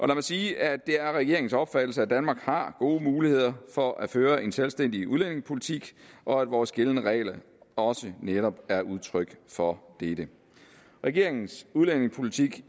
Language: Danish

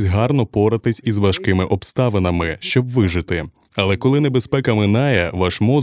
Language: Ukrainian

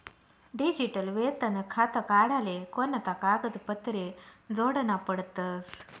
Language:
Marathi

